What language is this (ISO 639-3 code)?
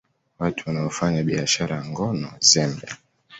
swa